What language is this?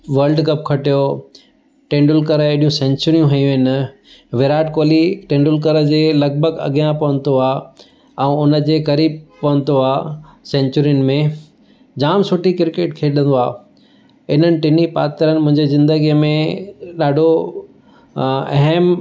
Sindhi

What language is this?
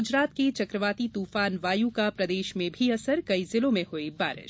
Hindi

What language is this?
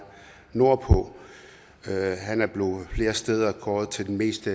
Danish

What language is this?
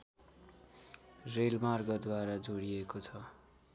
Nepali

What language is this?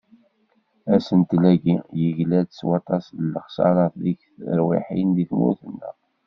Kabyle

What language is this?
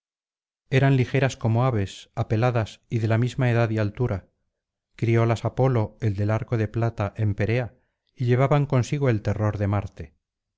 Spanish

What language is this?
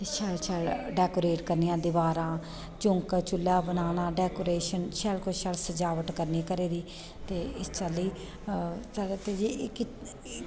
Dogri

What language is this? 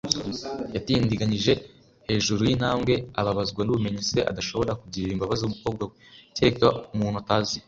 Kinyarwanda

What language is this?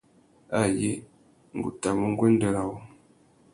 Tuki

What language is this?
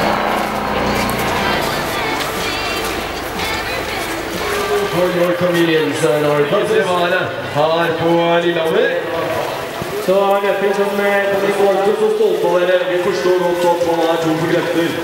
Turkish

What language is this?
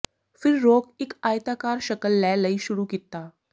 Punjabi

